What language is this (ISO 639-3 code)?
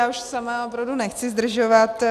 ces